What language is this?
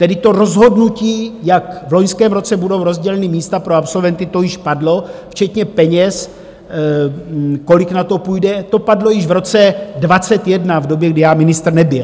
Czech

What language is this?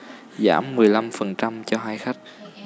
Vietnamese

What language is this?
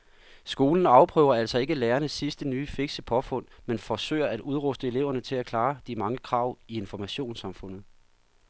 Danish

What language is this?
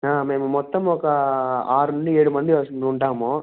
Telugu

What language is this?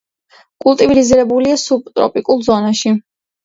Georgian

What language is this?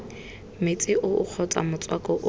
Tswana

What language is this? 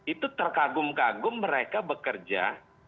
Indonesian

